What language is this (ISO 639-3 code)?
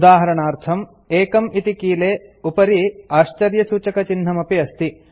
san